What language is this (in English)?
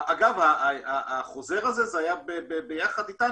Hebrew